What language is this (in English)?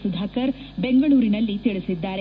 Kannada